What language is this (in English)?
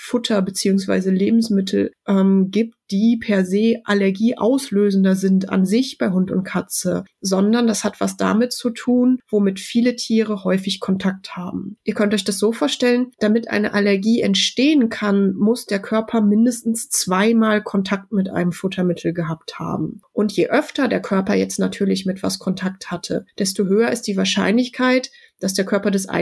German